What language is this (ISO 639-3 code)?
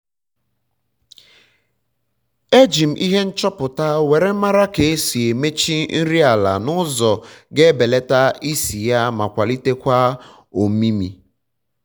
ibo